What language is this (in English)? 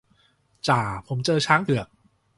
Thai